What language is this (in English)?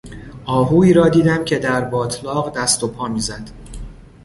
Persian